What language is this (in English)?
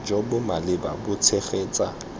Tswana